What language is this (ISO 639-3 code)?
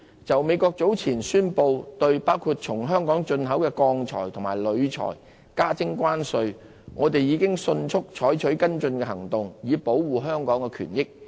yue